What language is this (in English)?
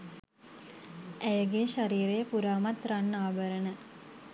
Sinhala